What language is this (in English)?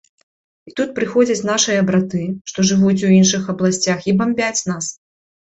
Belarusian